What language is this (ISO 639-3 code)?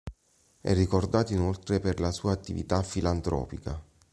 ita